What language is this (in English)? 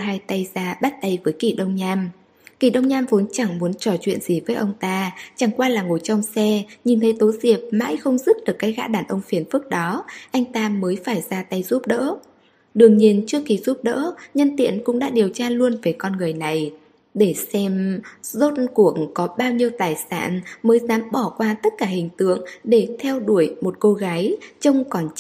Vietnamese